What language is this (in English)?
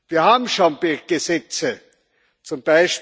German